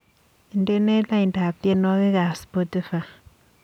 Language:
Kalenjin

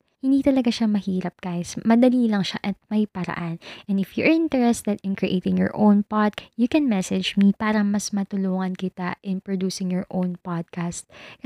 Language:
Filipino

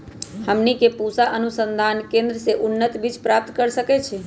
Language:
Magahi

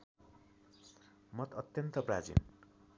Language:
Nepali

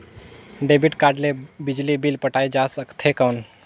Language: Chhattisgarhi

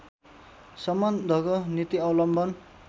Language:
Nepali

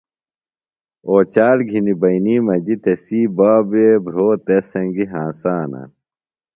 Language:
Phalura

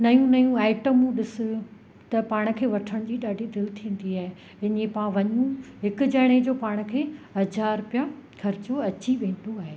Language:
Sindhi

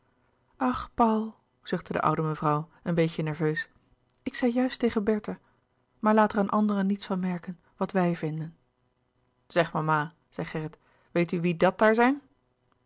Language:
Dutch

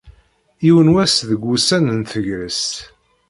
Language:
Kabyle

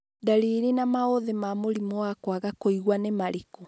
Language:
Kikuyu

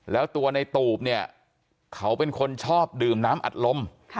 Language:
Thai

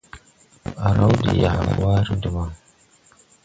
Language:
Tupuri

